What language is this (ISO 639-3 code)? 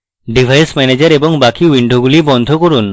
ben